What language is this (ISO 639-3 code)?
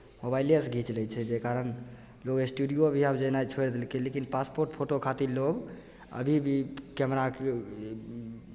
mai